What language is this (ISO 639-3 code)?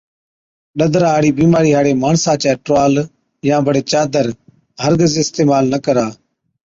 odk